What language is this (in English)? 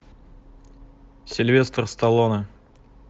Russian